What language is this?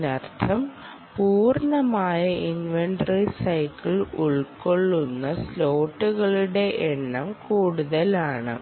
Malayalam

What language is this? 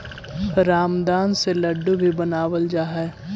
Magahi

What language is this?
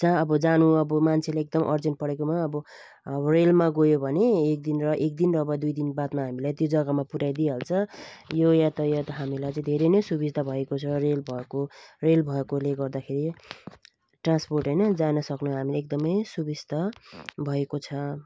Nepali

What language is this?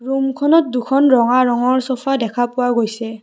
Assamese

